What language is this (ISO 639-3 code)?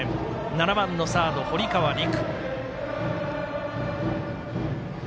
jpn